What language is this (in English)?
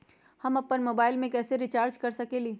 Magahi